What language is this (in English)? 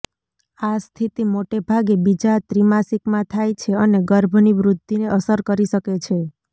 Gujarati